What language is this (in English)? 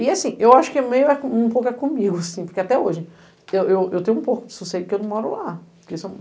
Portuguese